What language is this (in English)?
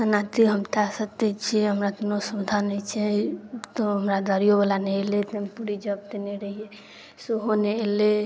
Maithili